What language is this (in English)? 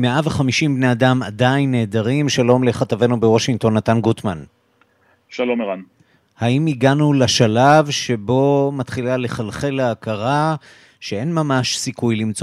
Hebrew